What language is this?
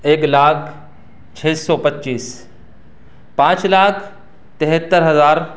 Urdu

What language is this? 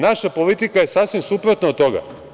Serbian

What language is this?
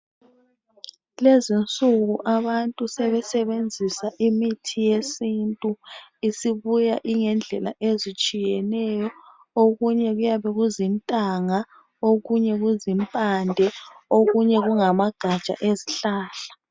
North Ndebele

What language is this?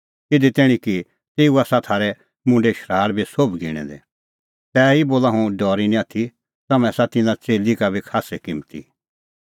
Kullu Pahari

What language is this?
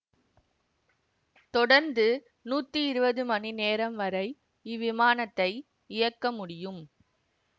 Tamil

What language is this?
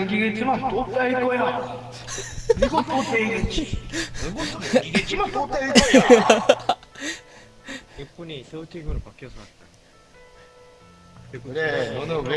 Korean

